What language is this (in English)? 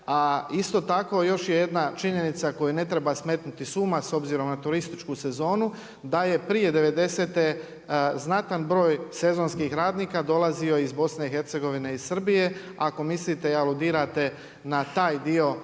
Croatian